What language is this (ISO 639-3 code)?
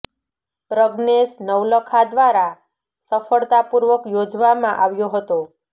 guj